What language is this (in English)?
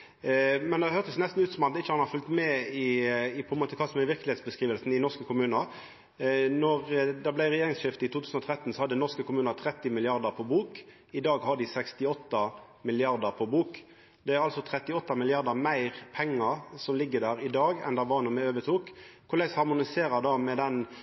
Norwegian Nynorsk